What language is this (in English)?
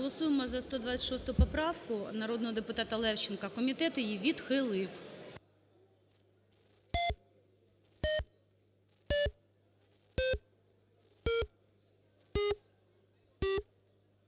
Ukrainian